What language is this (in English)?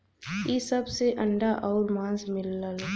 Bhojpuri